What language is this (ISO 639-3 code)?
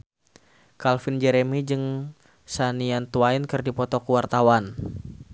sun